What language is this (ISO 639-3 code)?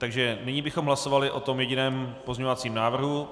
ces